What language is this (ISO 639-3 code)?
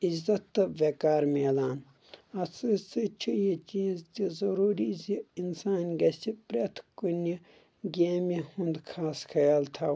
kas